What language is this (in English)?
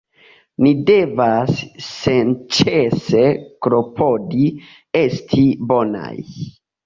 Esperanto